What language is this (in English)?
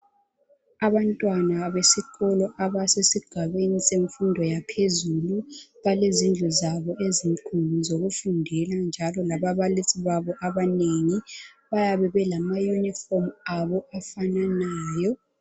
North Ndebele